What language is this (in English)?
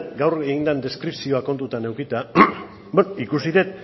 Basque